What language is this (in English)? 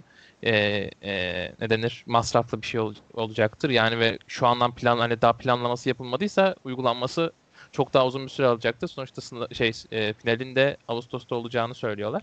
Turkish